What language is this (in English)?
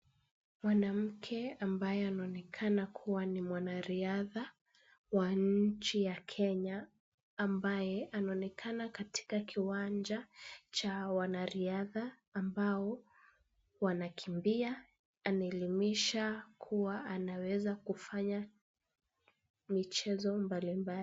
Swahili